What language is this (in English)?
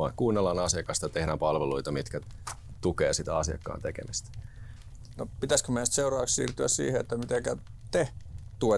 Finnish